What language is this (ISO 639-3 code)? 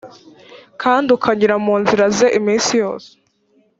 kin